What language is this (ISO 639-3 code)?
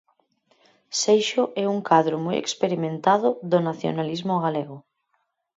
glg